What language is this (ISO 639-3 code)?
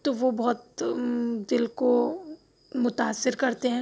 urd